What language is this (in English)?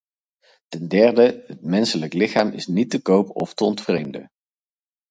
Dutch